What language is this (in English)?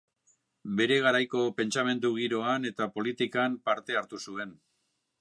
Basque